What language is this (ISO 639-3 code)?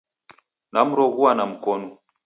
dav